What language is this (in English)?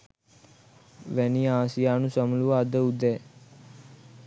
Sinhala